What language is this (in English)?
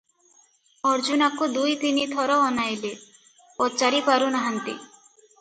Odia